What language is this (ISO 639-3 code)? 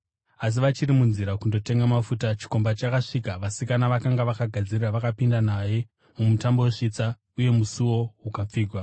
sna